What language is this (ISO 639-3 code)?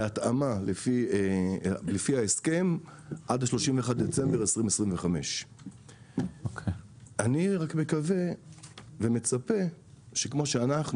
heb